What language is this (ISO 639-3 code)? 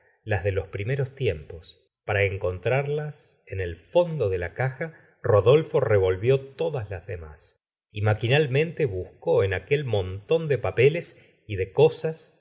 spa